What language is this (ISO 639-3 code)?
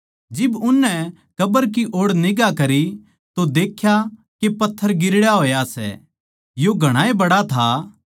bgc